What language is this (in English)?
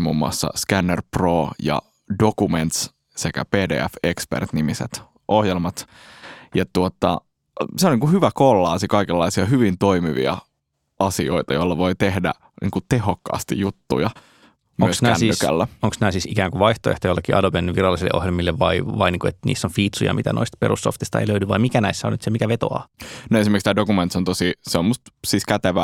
Finnish